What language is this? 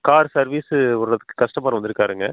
Tamil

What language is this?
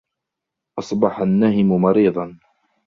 Arabic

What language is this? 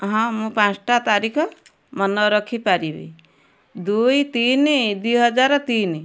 Odia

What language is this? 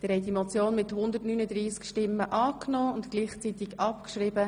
Swiss German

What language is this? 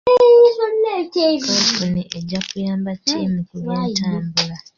Ganda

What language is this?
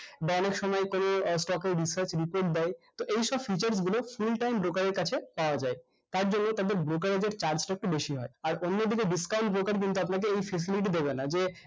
Bangla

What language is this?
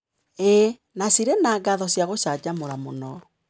Kikuyu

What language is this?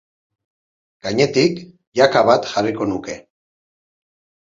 Basque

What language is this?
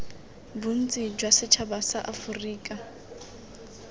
Tswana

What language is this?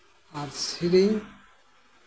Santali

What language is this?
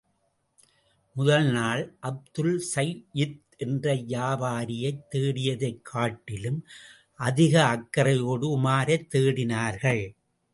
Tamil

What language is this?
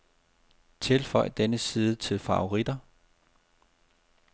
Danish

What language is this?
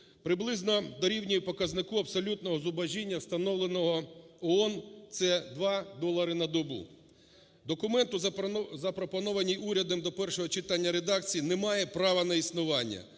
Ukrainian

